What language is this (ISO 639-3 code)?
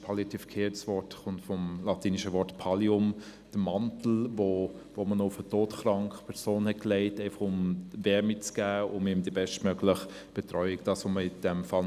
gsw